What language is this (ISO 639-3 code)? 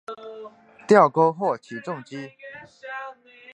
zho